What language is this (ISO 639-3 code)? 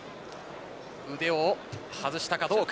jpn